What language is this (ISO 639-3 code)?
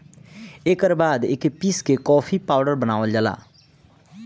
bho